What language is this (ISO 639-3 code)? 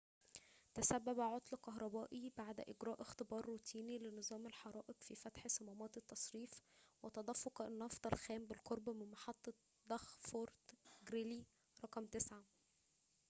ara